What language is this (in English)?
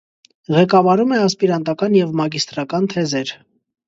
Armenian